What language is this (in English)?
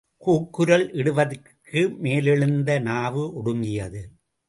Tamil